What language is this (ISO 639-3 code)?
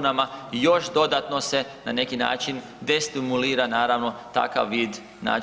hrv